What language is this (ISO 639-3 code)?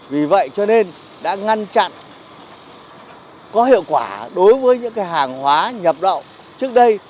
vie